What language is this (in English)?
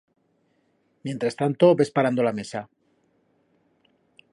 Aragonese